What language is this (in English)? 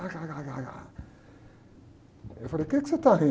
Portuguese